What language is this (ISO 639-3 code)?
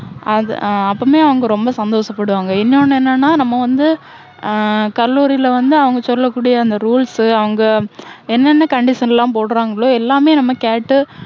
tam